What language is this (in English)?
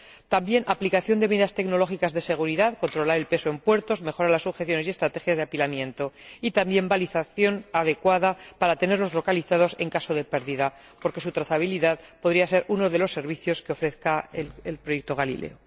Spanish